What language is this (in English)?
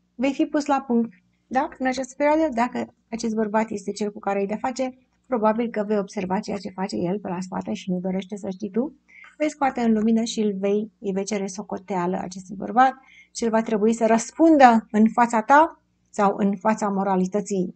Romanian